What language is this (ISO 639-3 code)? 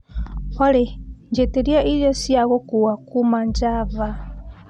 kik